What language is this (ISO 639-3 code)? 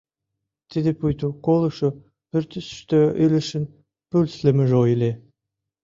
chm